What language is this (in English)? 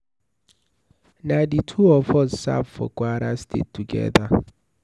Nigerian Pidgin